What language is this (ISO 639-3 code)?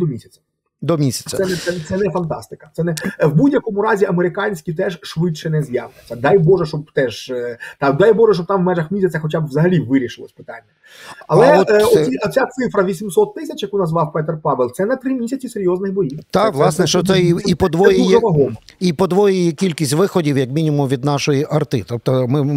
ukr